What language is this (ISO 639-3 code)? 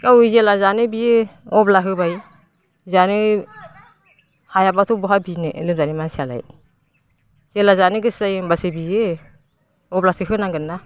brx